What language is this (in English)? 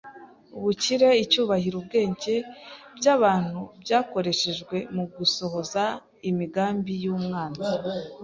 Kinyarwanda